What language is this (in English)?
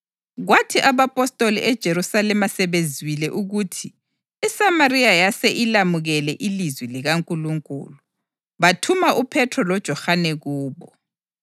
North Ndebele